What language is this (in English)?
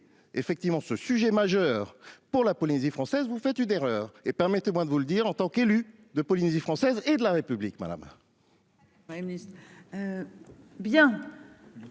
French